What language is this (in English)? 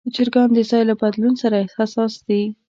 Pashto